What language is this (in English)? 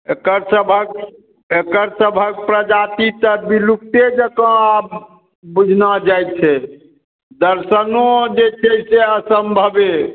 Maithili